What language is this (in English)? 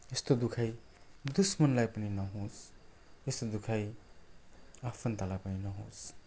Nepali